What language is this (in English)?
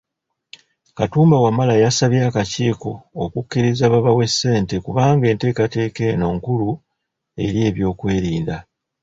Ganda